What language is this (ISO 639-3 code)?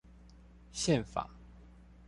zho